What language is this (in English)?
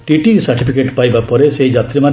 Odia